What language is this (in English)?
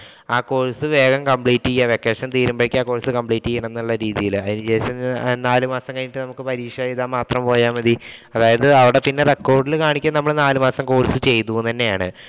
Malayalam